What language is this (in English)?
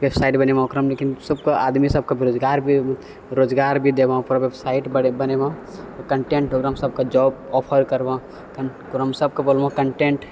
Maithili